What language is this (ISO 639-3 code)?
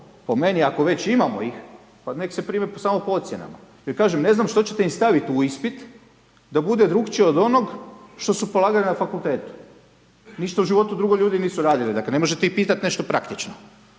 hrv